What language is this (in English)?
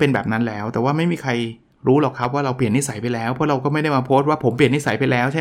Thai